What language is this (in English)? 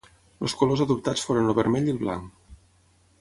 Catalan